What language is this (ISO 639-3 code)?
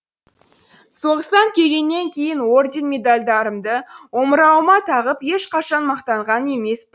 kaz